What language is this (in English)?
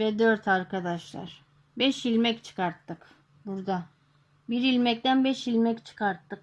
Turkish